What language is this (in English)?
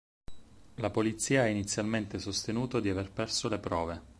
Italian